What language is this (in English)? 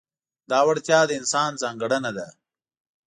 Pashto